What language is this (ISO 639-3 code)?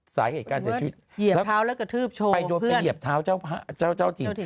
tha